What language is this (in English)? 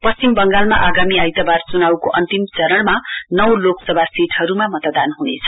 Nepali